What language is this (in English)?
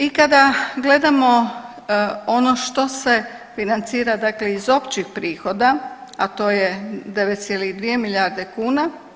Croatian